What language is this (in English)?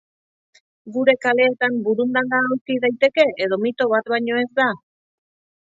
Basque